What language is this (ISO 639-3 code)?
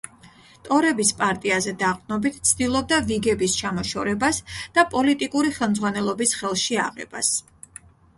kat